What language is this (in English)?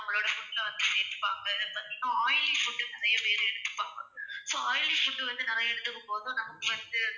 Tamil